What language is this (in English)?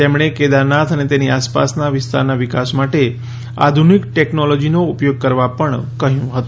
Gujarati